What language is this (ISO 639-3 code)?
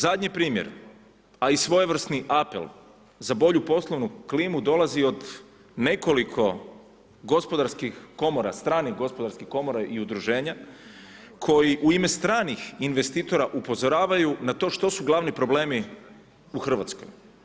hrv